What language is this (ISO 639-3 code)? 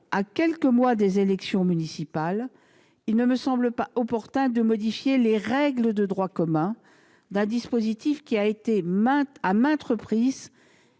fra